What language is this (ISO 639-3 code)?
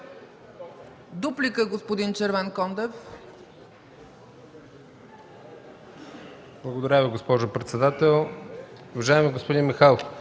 bul